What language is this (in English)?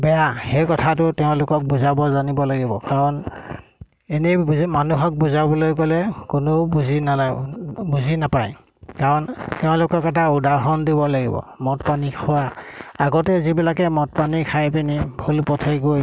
Assamese